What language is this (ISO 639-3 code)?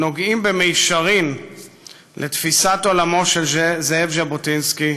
heb